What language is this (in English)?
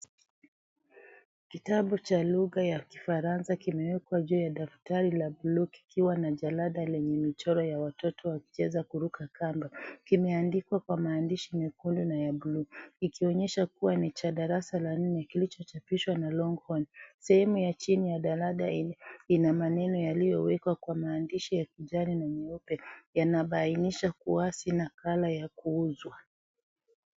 Swahili